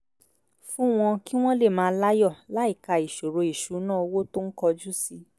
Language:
Yoruba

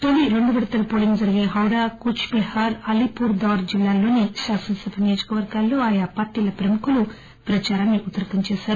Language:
Telugu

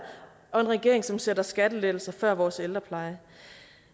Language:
Danish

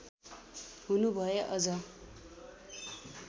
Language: Nepali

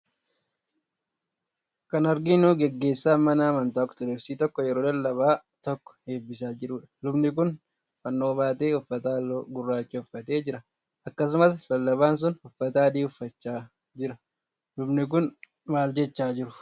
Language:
Oromo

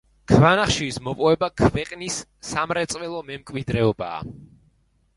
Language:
Georgian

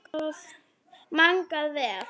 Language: Icelandic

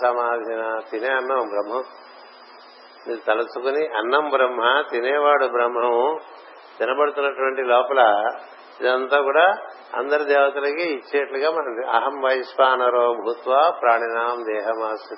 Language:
Telugu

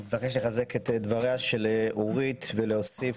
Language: Hebrew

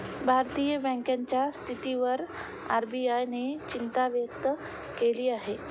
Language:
Marathi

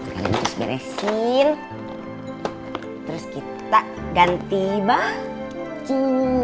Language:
Indonesian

